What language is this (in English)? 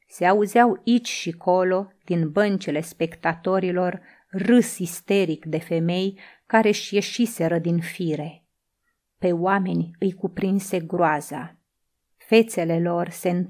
Romanian